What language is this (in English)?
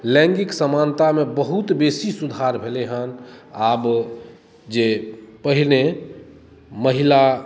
Maithili